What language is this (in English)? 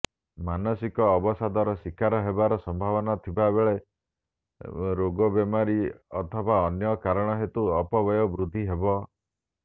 Odia